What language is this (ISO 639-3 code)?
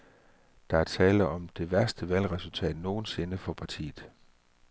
dan